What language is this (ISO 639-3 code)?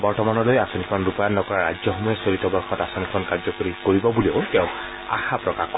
asm